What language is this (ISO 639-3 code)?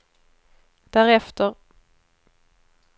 swe